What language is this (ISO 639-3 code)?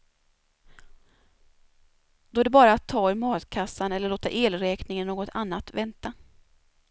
swe